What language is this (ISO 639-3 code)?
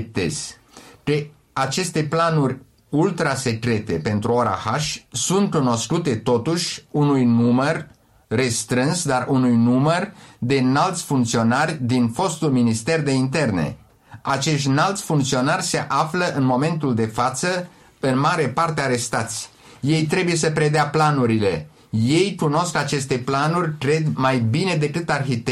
ron